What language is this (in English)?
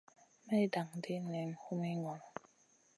Masana